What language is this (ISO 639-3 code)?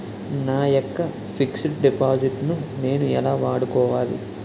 tel